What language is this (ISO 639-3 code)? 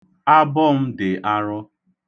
ibo